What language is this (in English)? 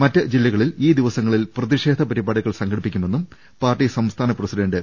Malayalam